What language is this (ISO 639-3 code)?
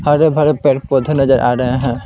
hin